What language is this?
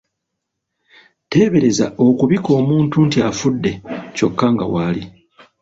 Ganda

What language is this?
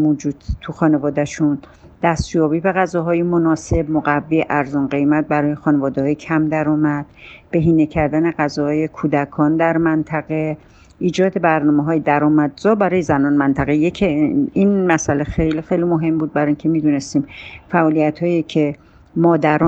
Persian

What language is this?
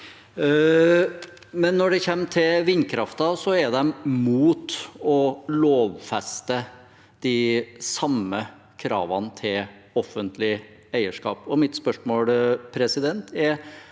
Norwegian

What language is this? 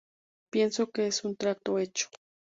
Spanish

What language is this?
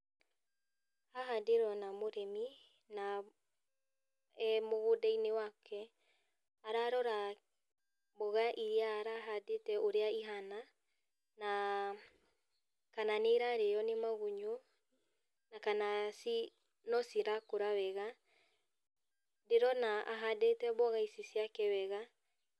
Kikuyu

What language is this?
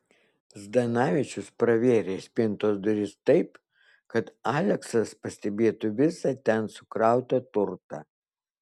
Lithuanian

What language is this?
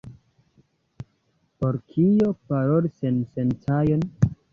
Esperanto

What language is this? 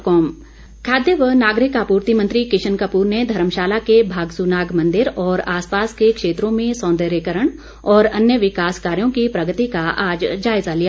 Hindi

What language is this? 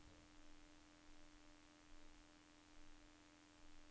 Norwegian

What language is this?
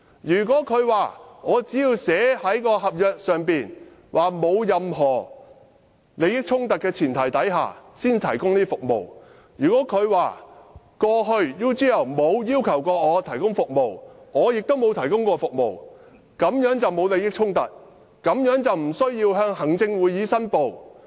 Cantonese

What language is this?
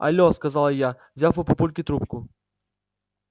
Russian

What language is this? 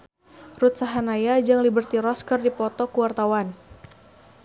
Sundanese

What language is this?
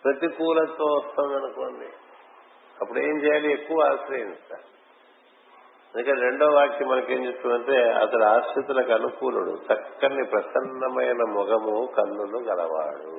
Telugu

